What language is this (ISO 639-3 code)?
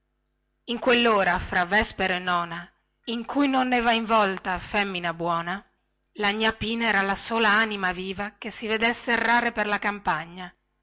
ita